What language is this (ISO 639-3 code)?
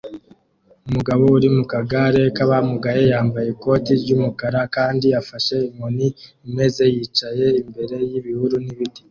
kin